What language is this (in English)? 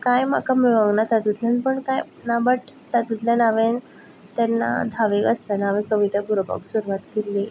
Konkani